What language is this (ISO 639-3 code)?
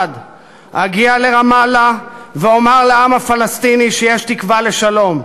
heb